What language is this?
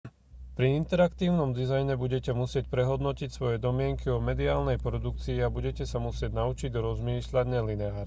Slovak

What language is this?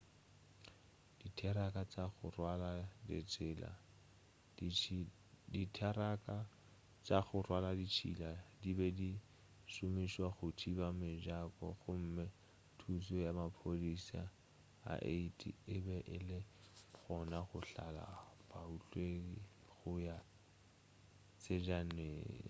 Northern Sotho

